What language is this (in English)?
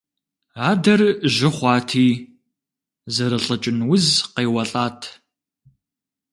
Kabardian